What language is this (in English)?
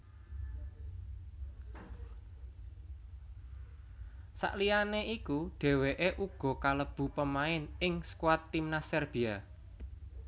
Javanese